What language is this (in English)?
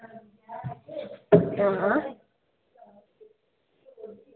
Dogri